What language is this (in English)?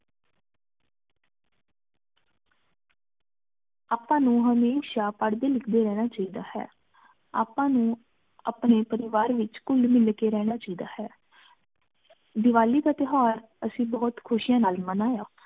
Punjabi